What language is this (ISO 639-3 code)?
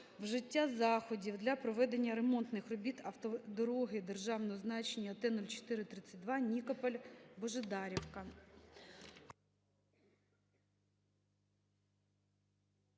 ukr